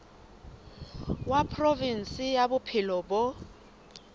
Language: Southern Sotho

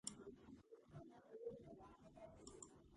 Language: Georgian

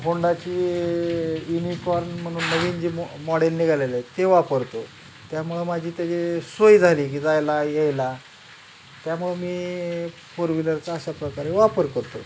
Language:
Marathi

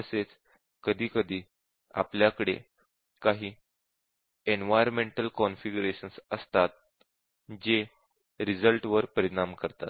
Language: Marathi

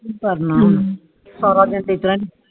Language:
Punjabi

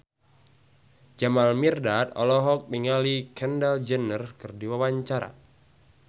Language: Sundanese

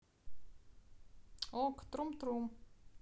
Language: Russian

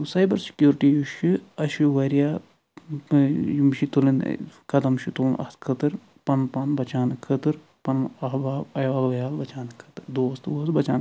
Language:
Kashmiri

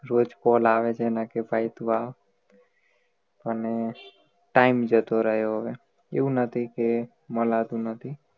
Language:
Gujarati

